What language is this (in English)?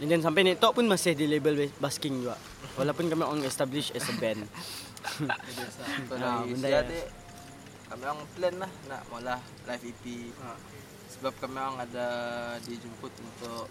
Malay